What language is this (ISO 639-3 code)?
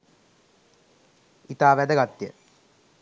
sin